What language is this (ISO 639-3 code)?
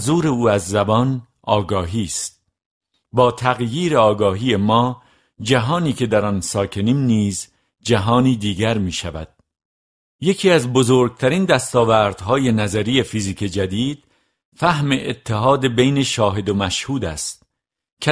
fas